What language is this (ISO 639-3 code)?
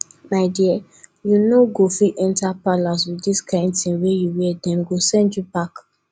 pcm